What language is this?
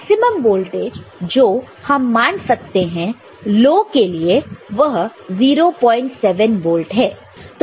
Hindi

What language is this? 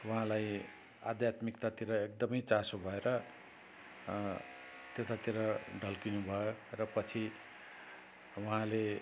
Nepali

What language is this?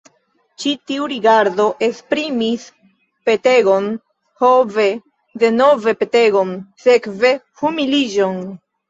Esperanto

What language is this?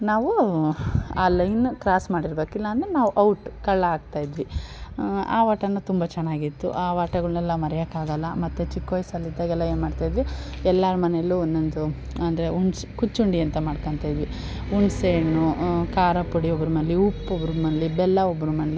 Kannada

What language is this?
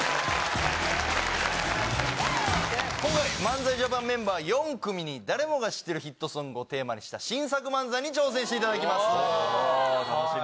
Japanese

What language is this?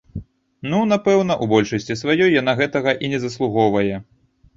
Belarusian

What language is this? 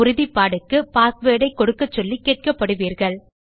Tamil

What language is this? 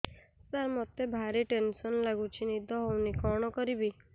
Odia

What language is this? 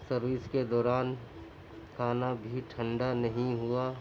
Urdu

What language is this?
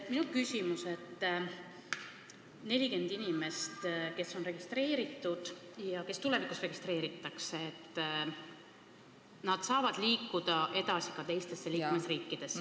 Estonian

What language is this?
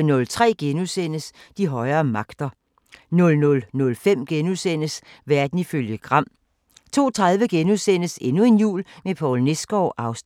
Danish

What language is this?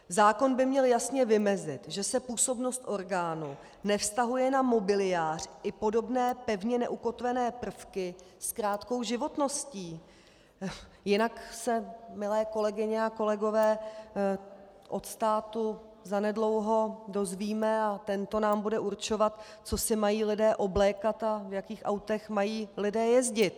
Czech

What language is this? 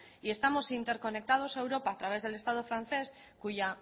Spanish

